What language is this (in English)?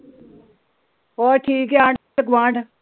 Punjabi